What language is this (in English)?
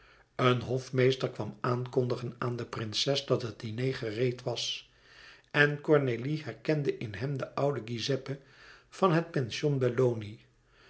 Dutch